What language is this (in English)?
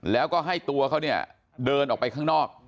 Thai